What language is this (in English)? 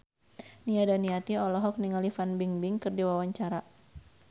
Sundanese